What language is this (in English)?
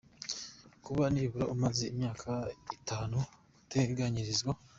Kinyarwanda